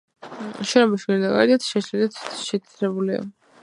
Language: Georgian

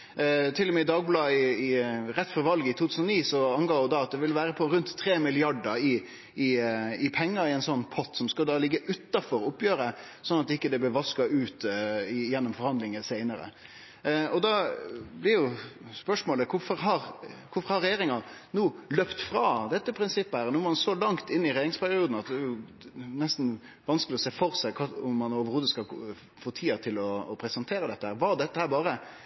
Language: Norwegian Nynorsk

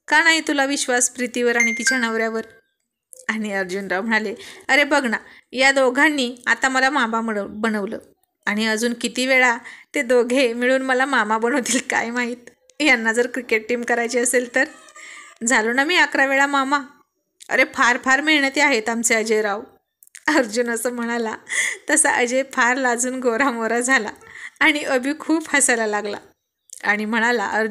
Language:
Marathi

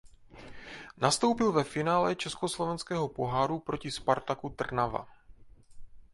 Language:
Czech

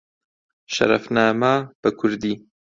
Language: Central Kurdish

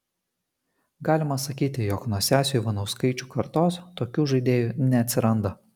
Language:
Lithuanian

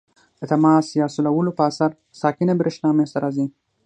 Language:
Pashto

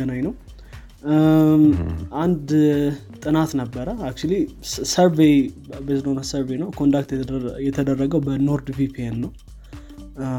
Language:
Amharic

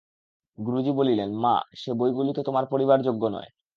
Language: Bangla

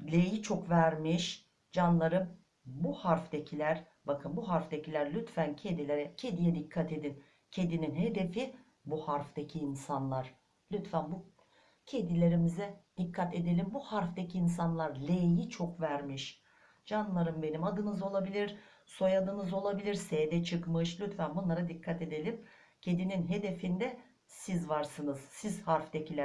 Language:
Turkish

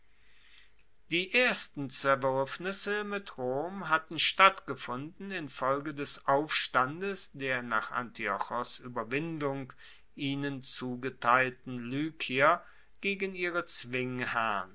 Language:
German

